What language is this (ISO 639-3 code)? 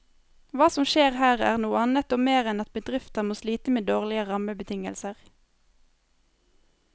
nor